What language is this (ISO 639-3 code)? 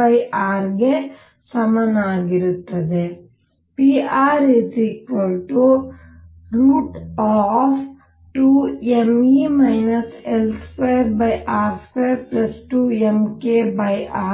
kan